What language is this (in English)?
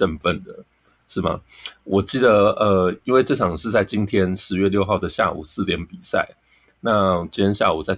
Chinese